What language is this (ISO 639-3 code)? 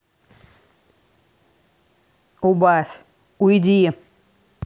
rus